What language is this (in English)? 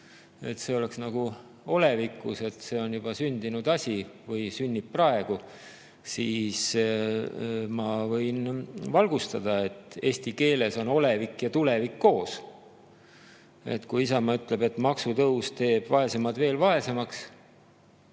Estonian